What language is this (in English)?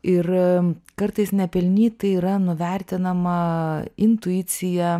Lithuanian